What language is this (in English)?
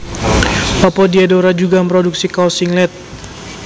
Javanese